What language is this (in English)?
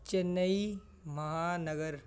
Punjabi